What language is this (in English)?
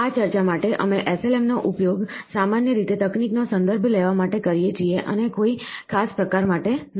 Gujarati